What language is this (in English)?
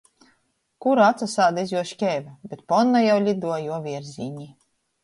Latgalian